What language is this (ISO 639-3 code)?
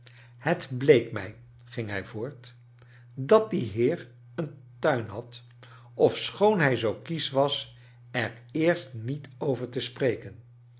nld